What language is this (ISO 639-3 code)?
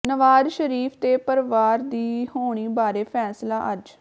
pan